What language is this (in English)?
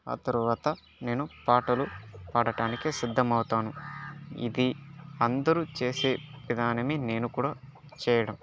Telugu